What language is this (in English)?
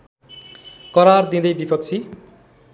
Nepali